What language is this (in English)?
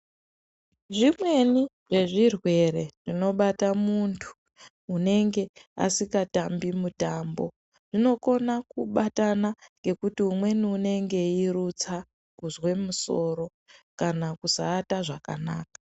Ndau